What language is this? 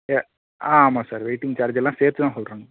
Tamil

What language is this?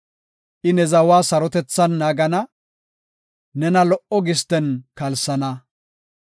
Gofa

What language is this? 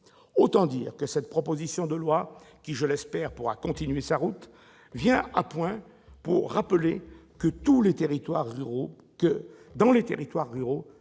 French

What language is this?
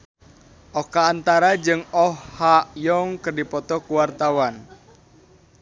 Sundanese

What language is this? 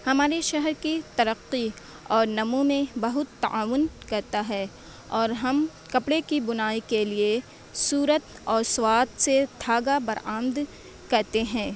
Urdu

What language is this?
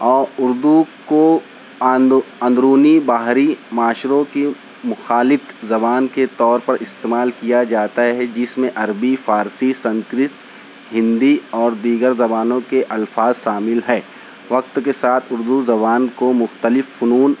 Urdu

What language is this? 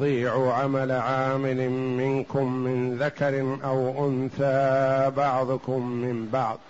Arabic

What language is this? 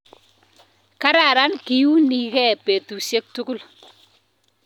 Kalenjin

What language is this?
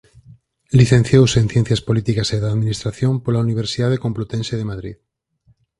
Galician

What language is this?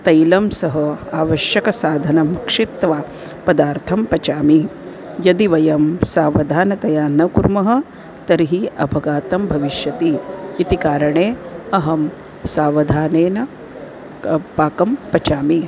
Sanskrit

